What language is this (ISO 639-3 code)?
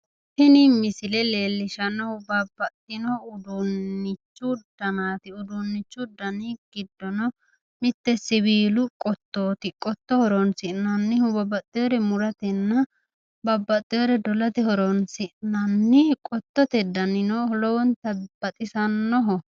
sid